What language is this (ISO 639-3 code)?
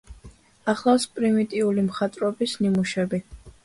kat